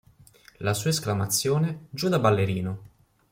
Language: Italian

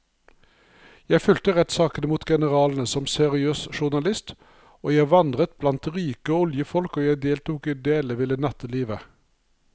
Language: Norwegian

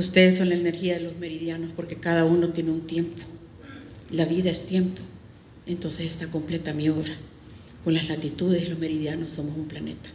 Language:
Spanish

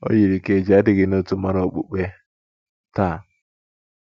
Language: Igbo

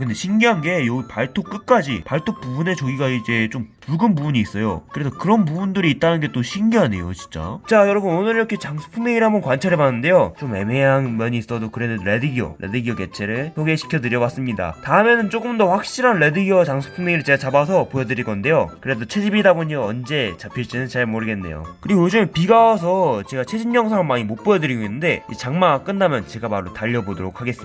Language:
Korean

